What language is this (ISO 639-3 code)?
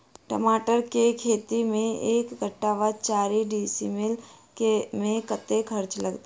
mai